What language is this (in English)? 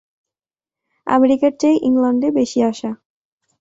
Bangla